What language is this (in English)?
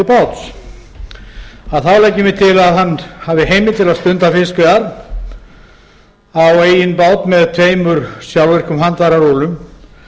Icelandic